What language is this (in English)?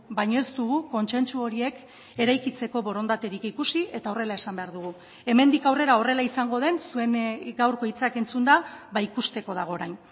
Basque